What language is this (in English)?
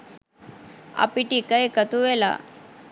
Sinhala